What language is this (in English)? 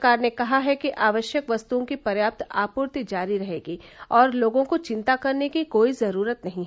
Hindi